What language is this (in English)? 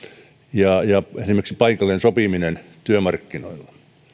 Finnish